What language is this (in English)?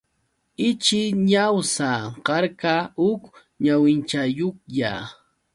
Yauyos Quechua